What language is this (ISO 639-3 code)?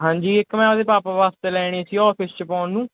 pan